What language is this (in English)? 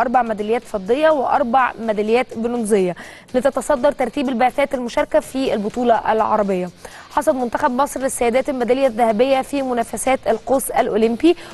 Arabic